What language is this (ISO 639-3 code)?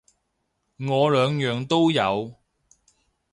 yue